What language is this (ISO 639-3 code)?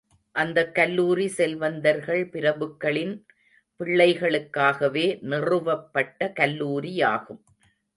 tam